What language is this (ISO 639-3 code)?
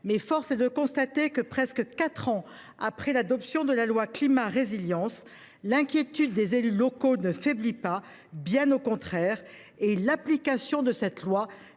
fra